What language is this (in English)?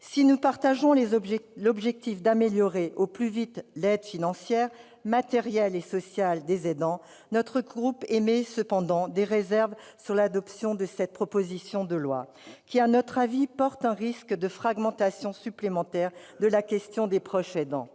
French